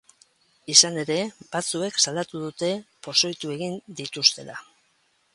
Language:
Basque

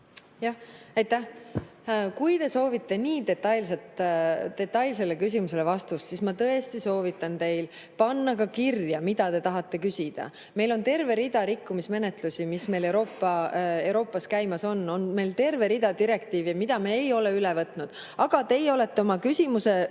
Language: Estonian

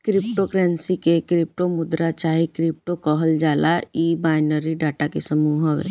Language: Bhojpuri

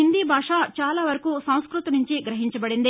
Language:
Telugu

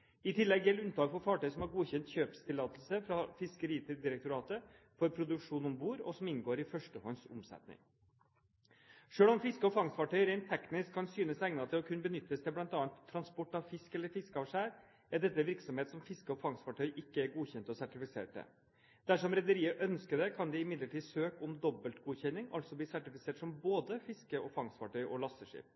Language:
Norwegian Bokmål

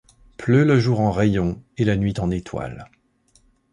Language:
French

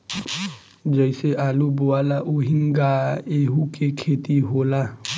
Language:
Bhojpuri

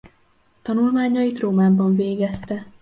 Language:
Hungarian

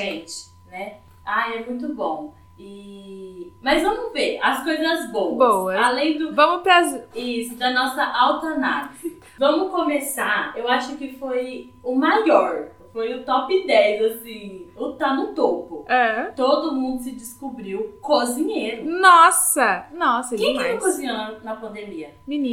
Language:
Portuguese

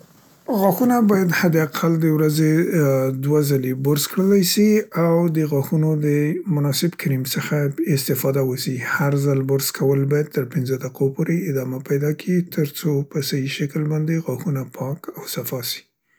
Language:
Central Pashto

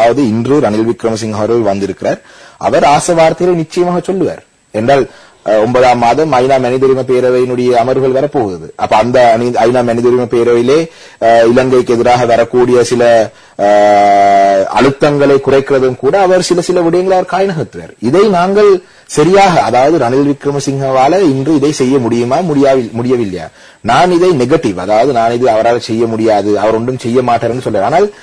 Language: Romanian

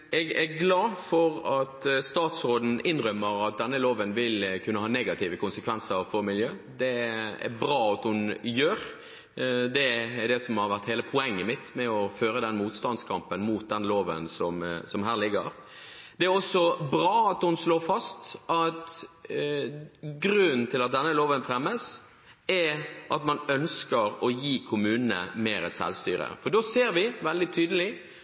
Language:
Norwegian Bokmål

